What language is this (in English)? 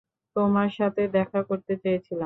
Bangla